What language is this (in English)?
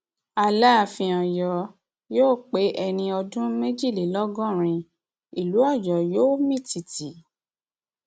Yoruba